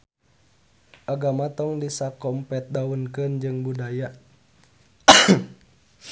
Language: Sundanese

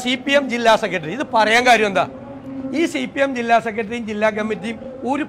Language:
Malayalam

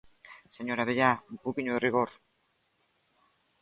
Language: Galician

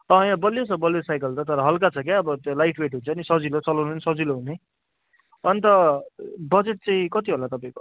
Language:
Nepali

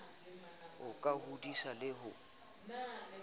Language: Southern Sotho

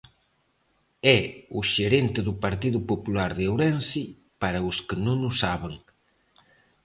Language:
Galician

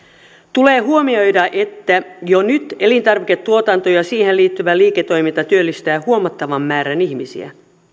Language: Finnish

